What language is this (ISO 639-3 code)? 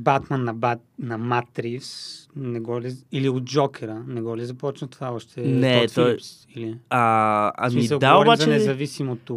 bul